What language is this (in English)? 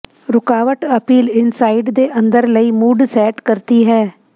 Punjabi